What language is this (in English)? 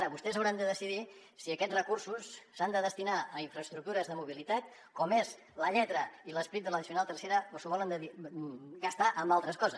Catalan